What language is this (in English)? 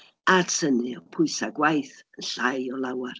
Welsh